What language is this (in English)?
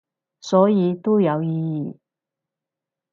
Cantonese